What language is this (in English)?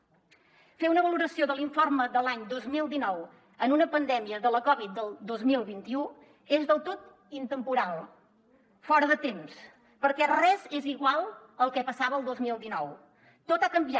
Catalan